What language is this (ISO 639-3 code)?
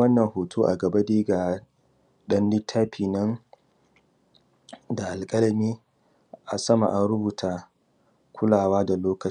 hau